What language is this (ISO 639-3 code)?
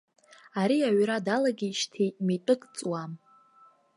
abk